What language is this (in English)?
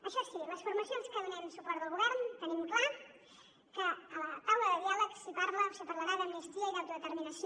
Catalan